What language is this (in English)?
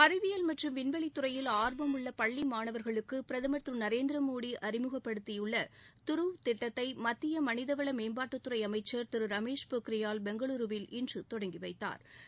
Tamil